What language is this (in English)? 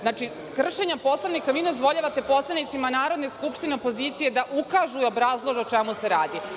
Serbian